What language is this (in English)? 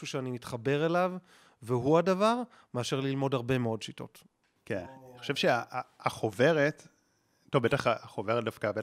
Hebrew